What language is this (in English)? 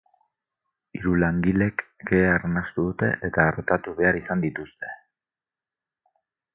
Basque